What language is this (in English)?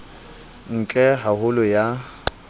Southern Sotho